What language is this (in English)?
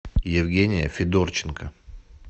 Russian